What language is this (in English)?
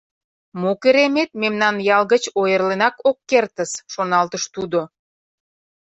Mari